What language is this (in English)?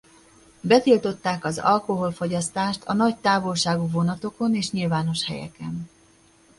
Hungarian